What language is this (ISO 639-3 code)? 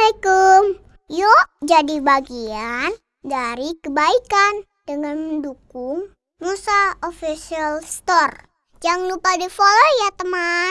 ind